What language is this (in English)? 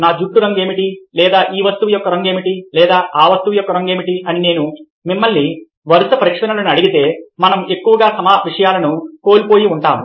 Telugu